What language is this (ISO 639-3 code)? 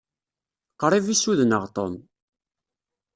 kab